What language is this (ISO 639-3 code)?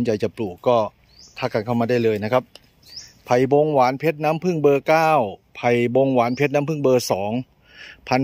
tha